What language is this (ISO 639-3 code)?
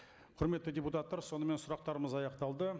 kaz